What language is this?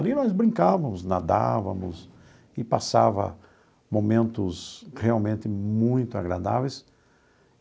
Portuguese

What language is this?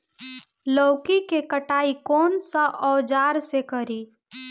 Bhojpuri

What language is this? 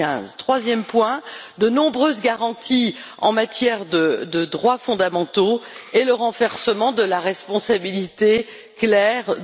French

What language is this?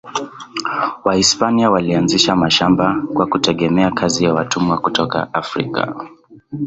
Swahili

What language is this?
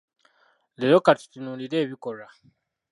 Ganda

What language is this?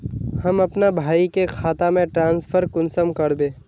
Magahi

